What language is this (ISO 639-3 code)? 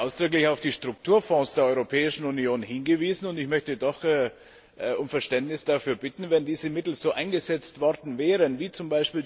deu